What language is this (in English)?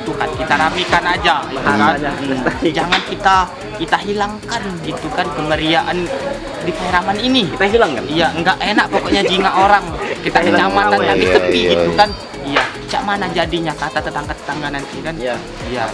Indonesian